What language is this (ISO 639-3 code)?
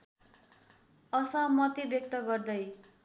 nep